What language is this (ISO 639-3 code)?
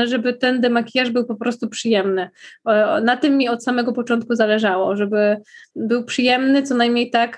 pol